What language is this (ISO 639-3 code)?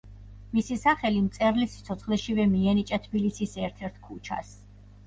kat